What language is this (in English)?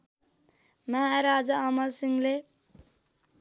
Nepali